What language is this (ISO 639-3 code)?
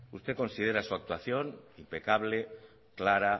spa